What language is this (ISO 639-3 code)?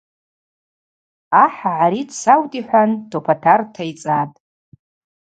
abq